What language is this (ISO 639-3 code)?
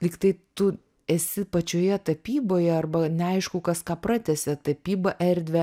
lit